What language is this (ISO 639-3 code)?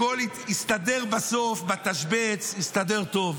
heb